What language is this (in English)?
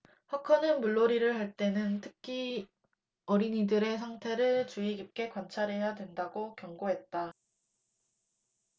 Korean